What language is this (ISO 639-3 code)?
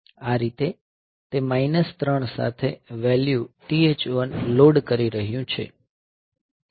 guj